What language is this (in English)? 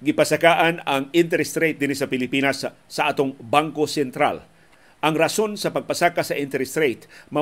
Filipino